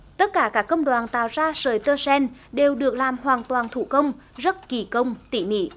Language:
Vietnamese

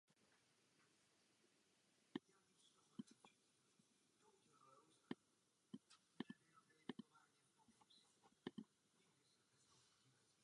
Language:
Czech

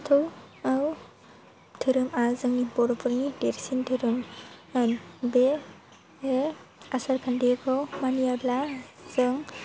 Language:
Bodo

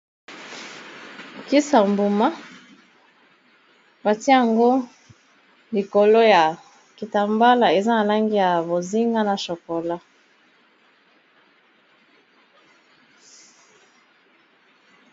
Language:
Lingala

